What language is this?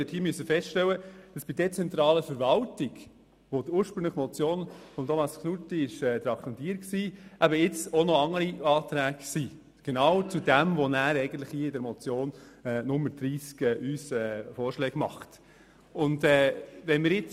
Swiss German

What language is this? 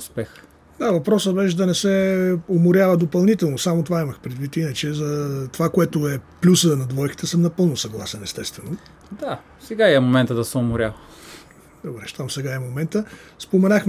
Bulgarian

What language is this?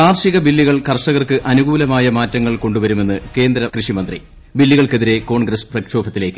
Malayalam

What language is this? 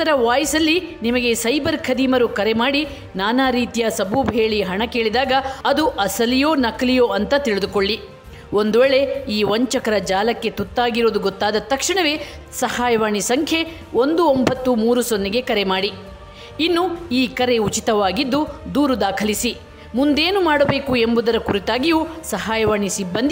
Kannada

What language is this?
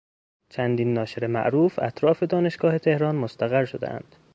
Persian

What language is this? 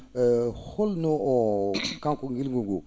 Fula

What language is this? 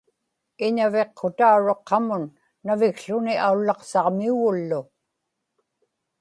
Inupiaq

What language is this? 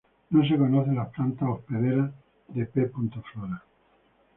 Spanish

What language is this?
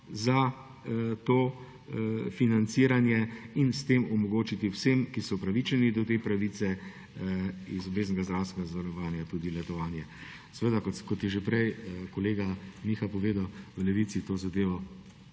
Slovenian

